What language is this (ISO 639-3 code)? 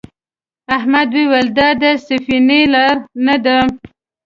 pus